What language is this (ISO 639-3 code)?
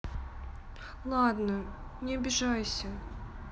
rus